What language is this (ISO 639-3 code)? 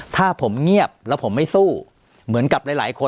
tha